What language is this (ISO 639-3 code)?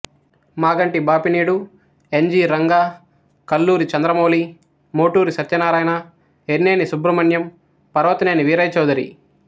tel